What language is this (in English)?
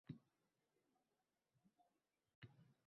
Uzbek